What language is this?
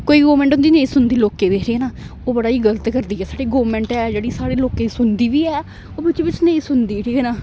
Dogri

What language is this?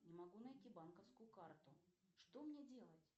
Russian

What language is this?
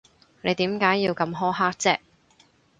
Cantonese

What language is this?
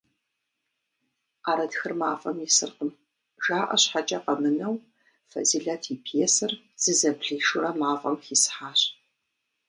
Kabardian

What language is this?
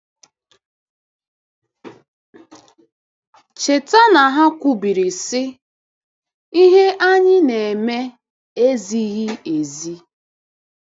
Igbo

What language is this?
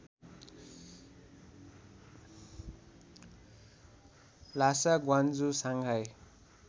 Nepali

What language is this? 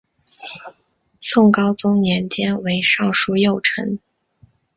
Chinese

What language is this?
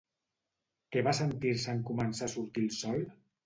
Catalan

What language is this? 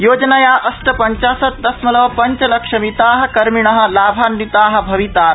Sanskrit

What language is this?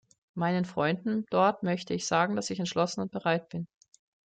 German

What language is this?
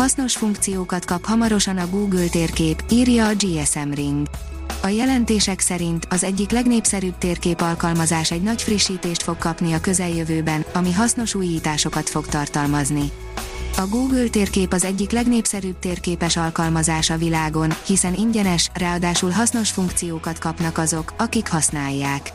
Hungarian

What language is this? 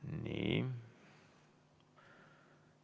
Estonian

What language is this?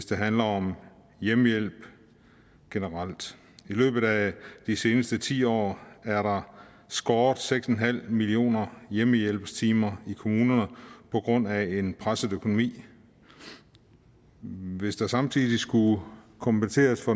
Danish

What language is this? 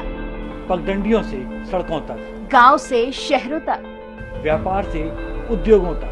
Hindi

